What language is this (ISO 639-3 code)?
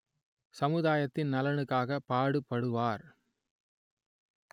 tam